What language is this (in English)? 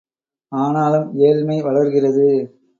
Tamil